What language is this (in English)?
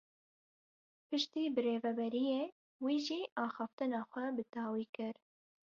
Kurdish